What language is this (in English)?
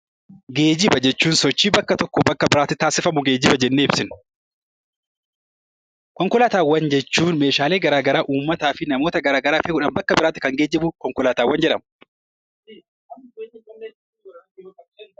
Oromo